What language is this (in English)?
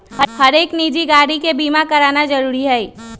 Magahi